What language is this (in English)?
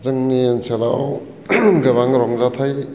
Bodo